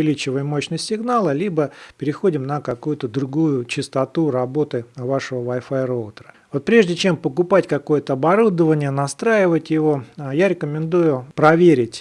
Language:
Russian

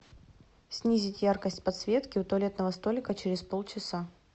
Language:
Russian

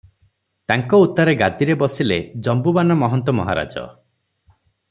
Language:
Odia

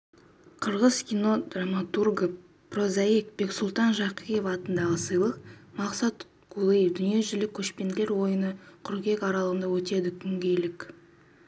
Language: Kazakh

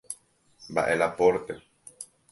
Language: Guarani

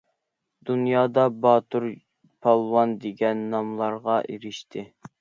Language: Uyghur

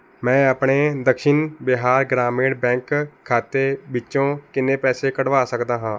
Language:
Punjabi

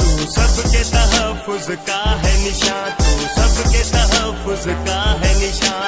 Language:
Hindi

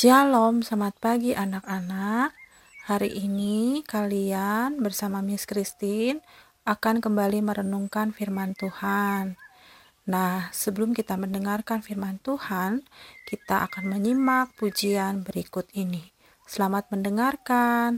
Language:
Indonesian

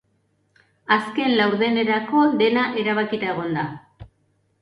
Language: Basque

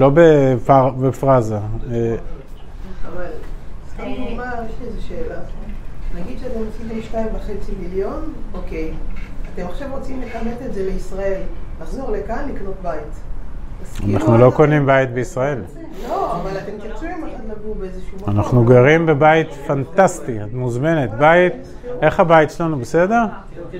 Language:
Hebrew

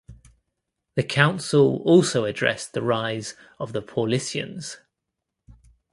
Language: English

